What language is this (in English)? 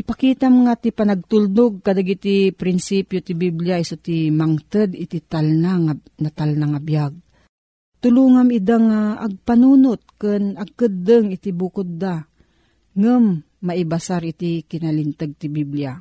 Filipino